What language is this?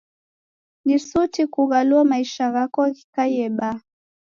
Taita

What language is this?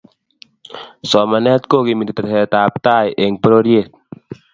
Kalenjin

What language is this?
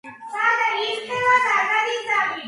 Georgian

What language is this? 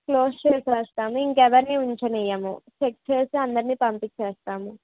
Telugu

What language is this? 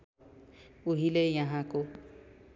Nepali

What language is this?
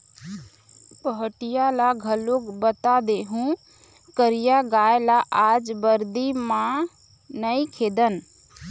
Chhattisgarhi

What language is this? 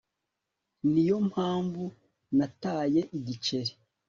Kinyarwanda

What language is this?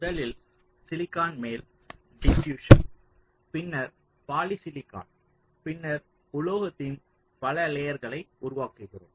Tamil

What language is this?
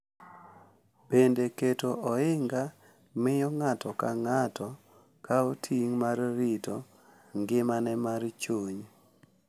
Luo (Kenya and Tanzania)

